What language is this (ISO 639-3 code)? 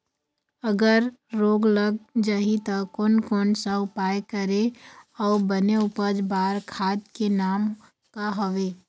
hne